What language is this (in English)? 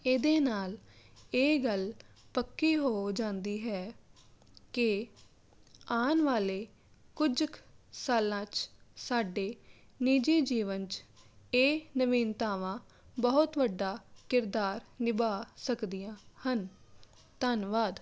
Punjabi